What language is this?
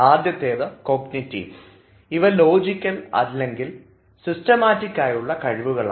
Malayalam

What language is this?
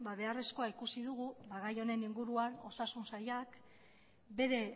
Basque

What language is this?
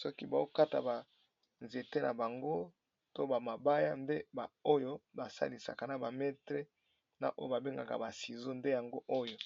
Lingala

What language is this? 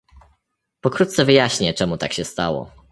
Polish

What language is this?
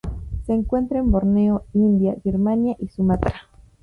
Spanish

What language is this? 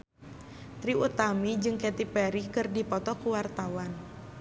Sundanese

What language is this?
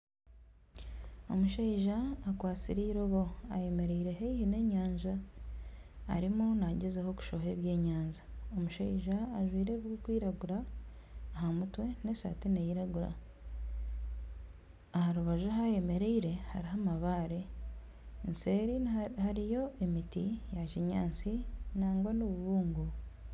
Nyankole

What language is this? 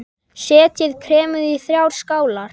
Icelandic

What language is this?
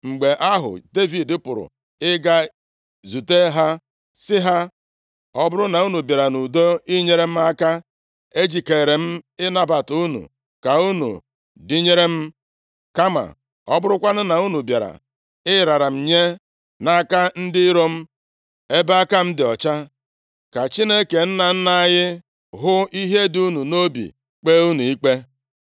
Igbo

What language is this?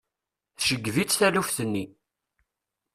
Kabyle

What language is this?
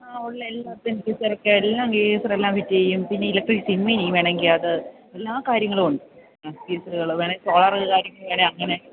Malayalam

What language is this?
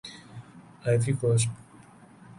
Urdu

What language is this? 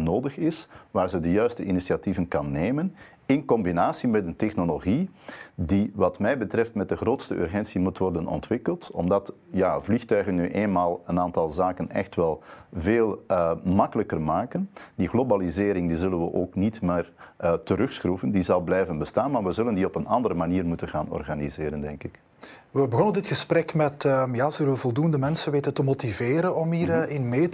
Dutch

